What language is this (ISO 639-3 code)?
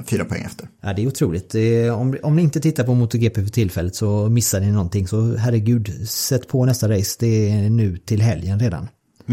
swe